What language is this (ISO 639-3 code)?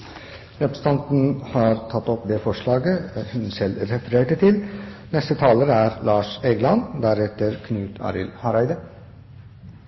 nor